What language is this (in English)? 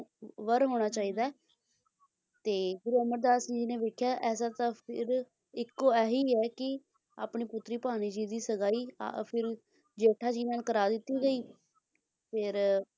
Punjabi